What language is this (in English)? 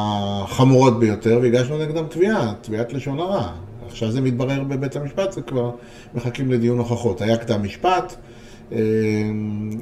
Hebrew